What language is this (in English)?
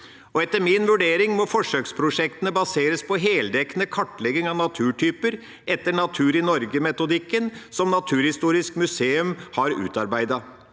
Norwegian